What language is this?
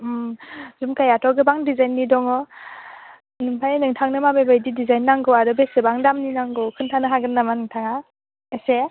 Bodo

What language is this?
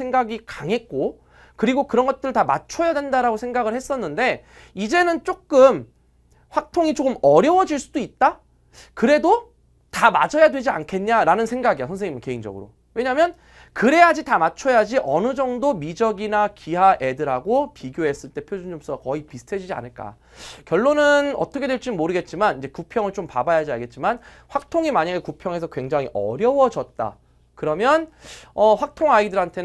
Korean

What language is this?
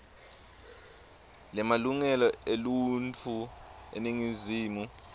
Swati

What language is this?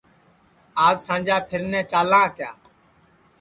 Sansi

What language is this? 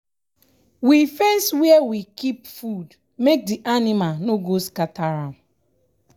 Nigerian Pidgin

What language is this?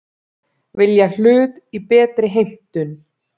Icelandic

